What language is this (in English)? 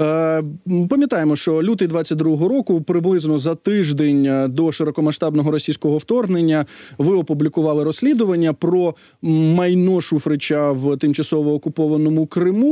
Ukrainian